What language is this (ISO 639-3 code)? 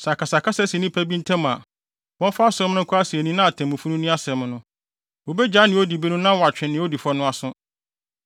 aka